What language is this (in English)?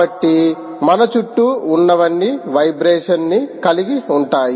Telugu